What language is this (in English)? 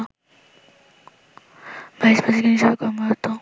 Bangla